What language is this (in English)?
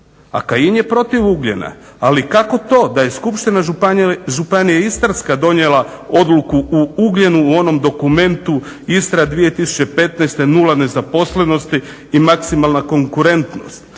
Croatian